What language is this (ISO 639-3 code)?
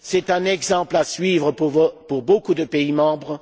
fra